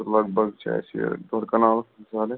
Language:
Kashmiri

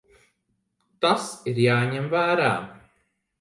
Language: Latvian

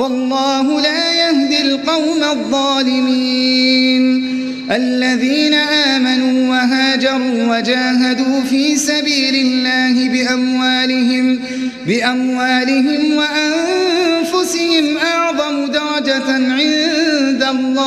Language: Arabic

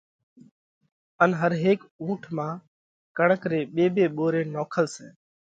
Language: Parkari Koli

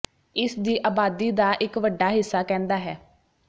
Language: Punjabi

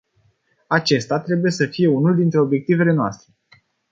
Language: Romanian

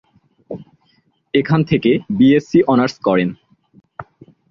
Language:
Bangla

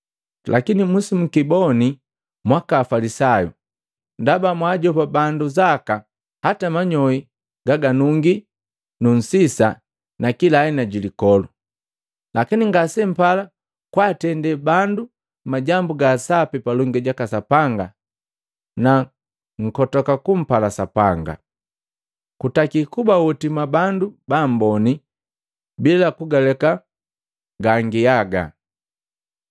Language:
Matengo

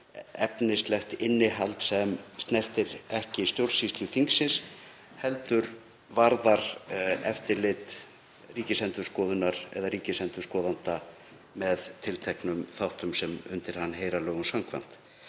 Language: Icelandic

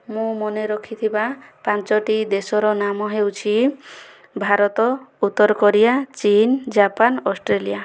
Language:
Odia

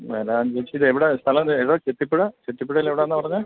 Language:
Malayalam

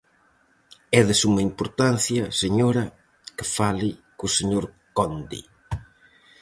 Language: Galician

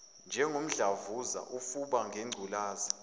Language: Zulu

